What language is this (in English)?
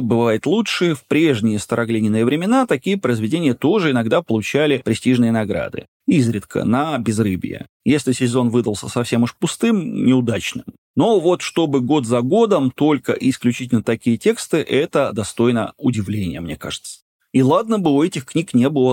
Russian